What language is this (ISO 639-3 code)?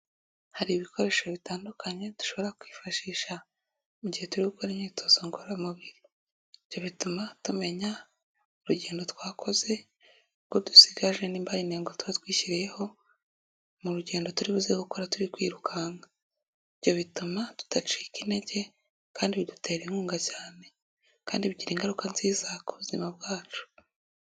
kin